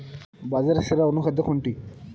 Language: Bangla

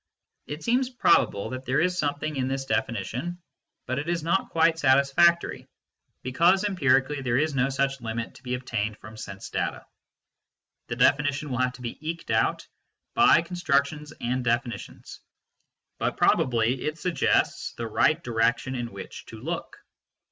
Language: English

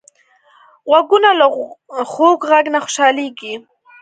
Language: Pashto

